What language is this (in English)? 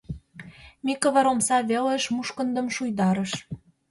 Mari